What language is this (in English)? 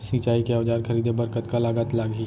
Chhattisgarhi